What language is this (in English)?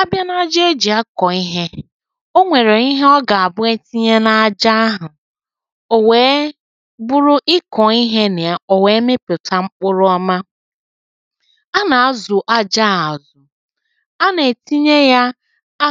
Igbo